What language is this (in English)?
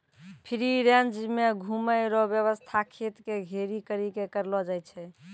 Maithili